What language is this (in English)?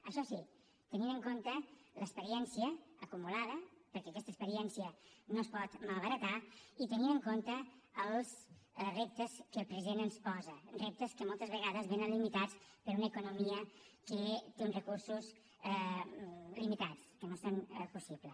Catalan